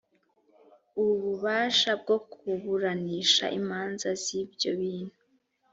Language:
Kinyarwanda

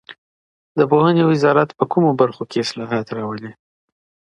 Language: Pashto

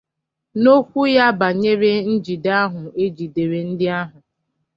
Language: Igbo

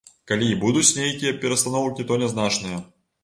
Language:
Belarusian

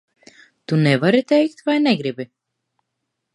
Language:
Latvian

